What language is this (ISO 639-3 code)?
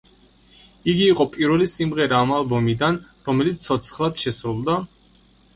kat